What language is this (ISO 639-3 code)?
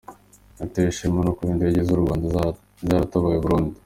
kin